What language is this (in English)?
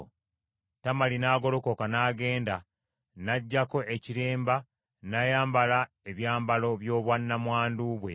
Ganda